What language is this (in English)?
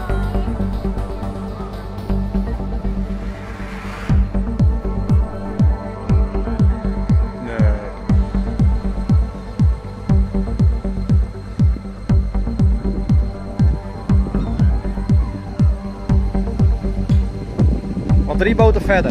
Dutch